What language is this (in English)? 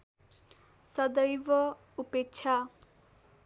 Nepali